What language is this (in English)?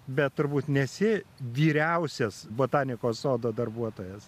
Lithuanian